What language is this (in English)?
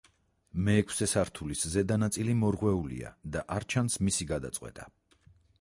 Georgian